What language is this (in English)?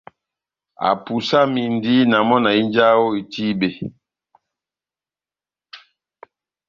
Batanga